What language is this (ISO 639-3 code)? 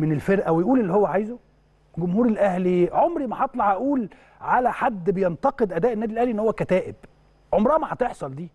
ara